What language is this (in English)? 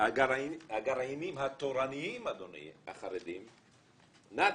Hebrew